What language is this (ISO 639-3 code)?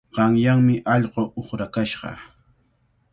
qvl